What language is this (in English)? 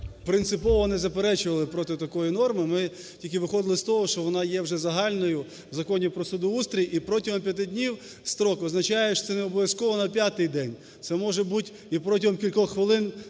Ukrainian